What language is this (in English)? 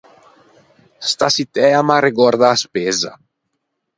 Ligurian